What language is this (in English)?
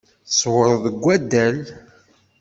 Kabyle